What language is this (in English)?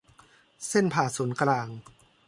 Thai